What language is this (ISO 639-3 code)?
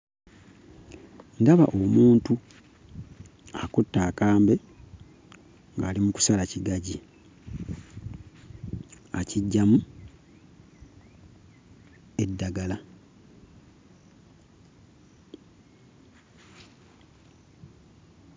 lug